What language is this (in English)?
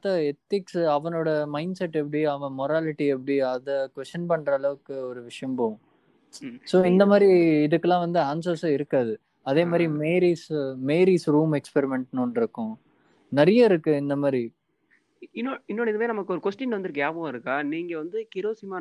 Tamil